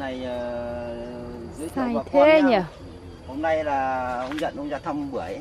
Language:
Vietnamese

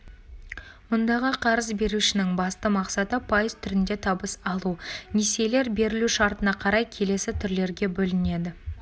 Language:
Kazakh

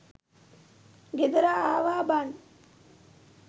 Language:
Sinhala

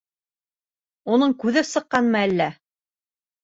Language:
Bashkir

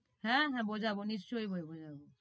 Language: Bangla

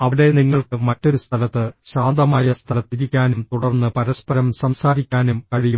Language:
Malayalam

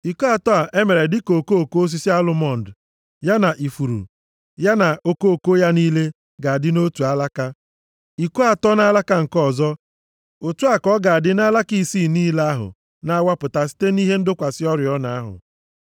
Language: Igbo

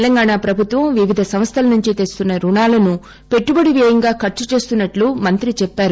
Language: Telugu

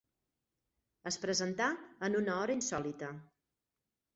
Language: Catalan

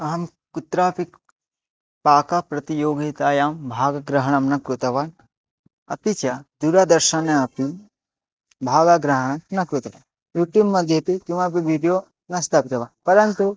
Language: Sanskrit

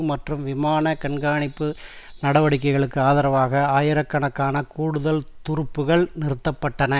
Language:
Tamil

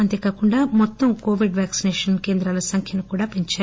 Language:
Telugu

